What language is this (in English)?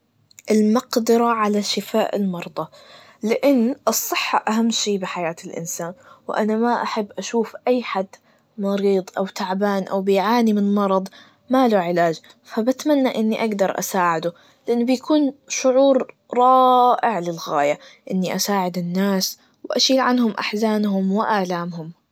Najdi Arabic